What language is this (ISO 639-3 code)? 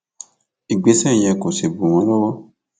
yor